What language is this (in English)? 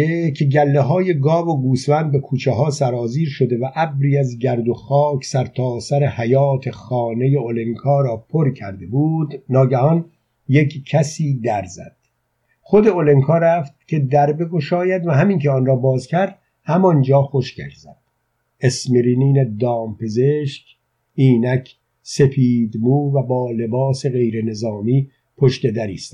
Persian